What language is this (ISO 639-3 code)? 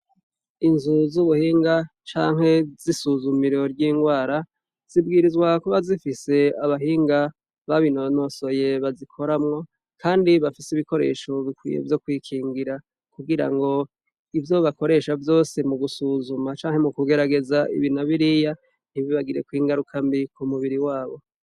run